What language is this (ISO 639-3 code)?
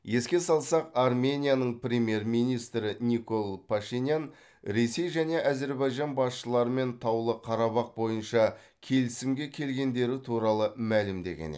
kaz